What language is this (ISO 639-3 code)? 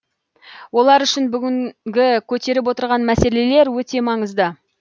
kaz